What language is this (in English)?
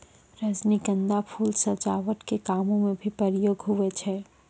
Maithili